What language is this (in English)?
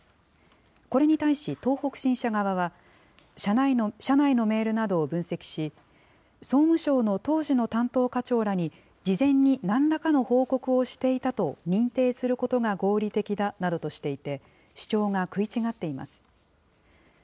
Japanese